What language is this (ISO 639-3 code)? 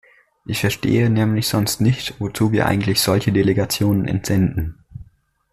deu